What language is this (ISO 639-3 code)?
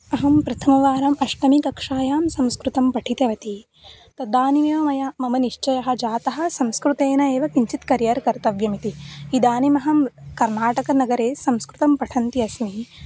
san